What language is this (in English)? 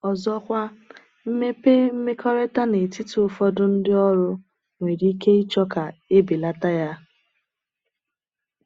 Igbo